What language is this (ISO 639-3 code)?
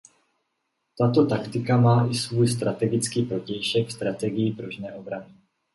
ces